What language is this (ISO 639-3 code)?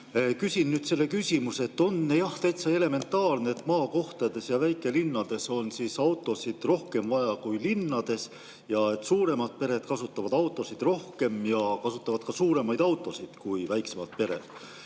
est